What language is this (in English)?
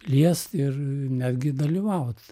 Lithuanian